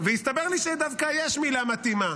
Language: Hebrew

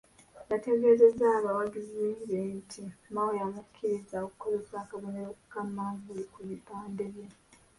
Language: Ganda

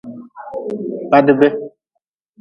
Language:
Nawdm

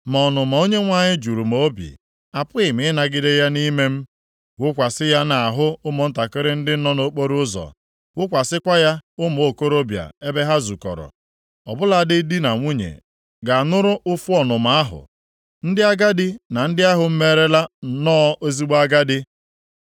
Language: Igbo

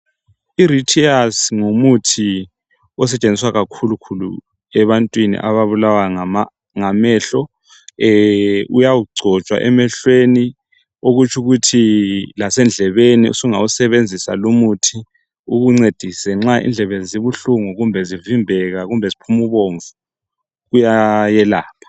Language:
North Ndebele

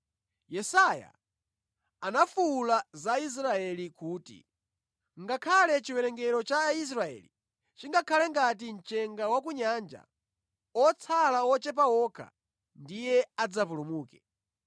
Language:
Nyanja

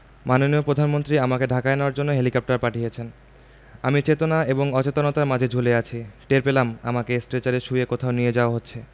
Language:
Bangla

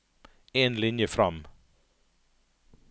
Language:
Norwegian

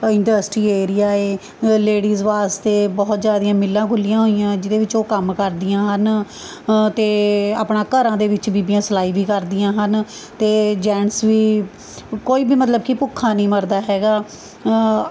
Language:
Punjabi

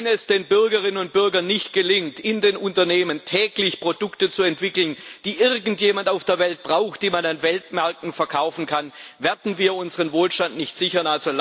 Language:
German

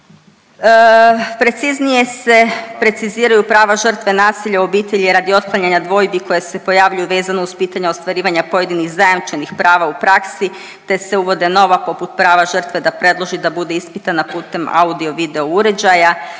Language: Croatian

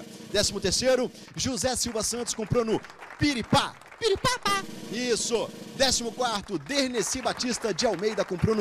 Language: Portuguese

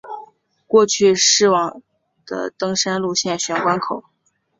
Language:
Chinese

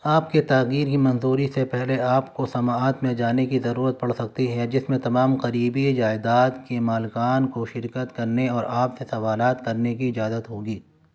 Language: Urdu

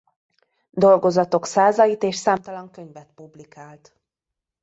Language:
Hungarian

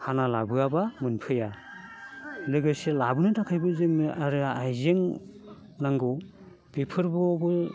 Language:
Bodo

